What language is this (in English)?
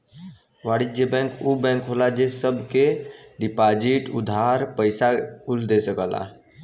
Bhojpuri